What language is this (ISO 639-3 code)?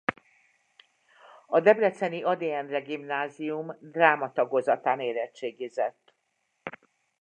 hun